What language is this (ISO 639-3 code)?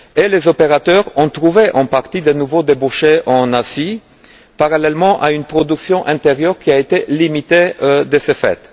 fra